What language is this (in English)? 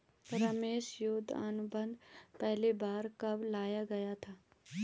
Hindi